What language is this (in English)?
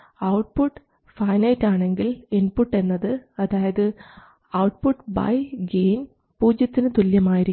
Malayalam